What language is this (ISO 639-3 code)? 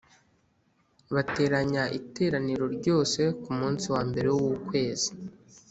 kin